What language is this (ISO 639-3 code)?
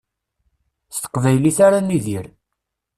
kab